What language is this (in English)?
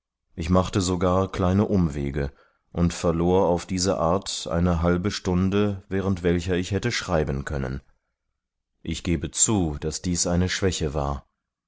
German